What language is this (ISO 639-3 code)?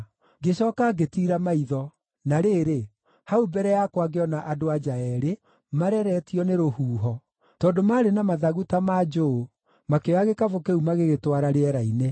kik